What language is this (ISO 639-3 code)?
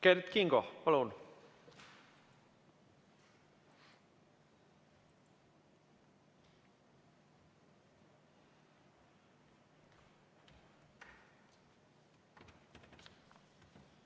est